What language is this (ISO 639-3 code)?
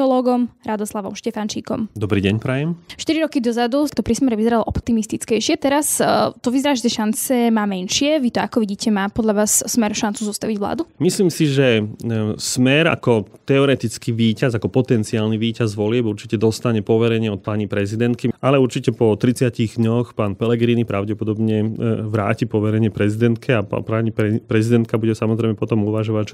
slk